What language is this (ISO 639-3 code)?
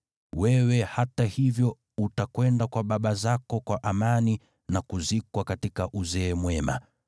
swa